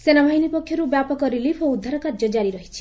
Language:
Odia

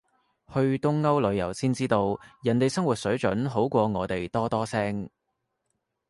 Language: Cantonese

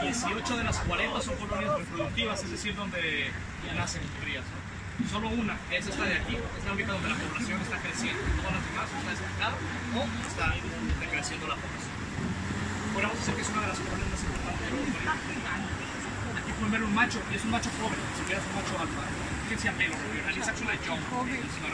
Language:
Spanish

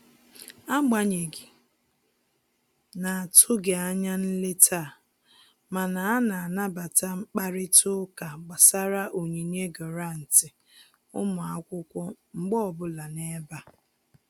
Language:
Igbo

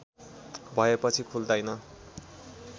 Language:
Nepali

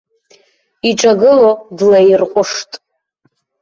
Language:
Abkhazian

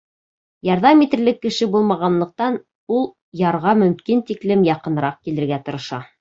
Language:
Bashkir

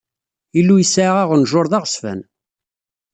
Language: Kabyle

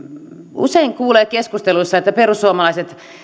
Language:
Finnish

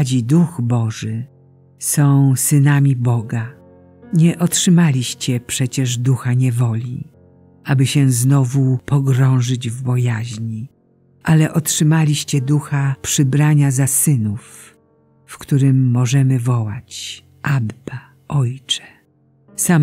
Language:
Polish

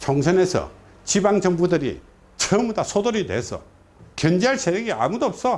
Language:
Korean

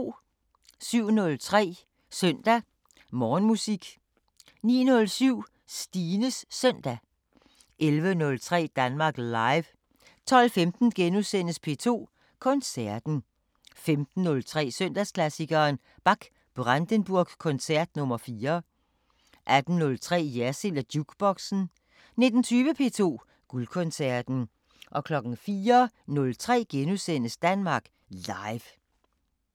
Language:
Danish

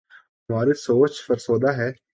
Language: Urdu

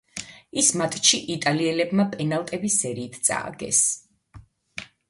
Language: Georgian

